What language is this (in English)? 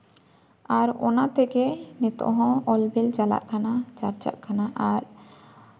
Santali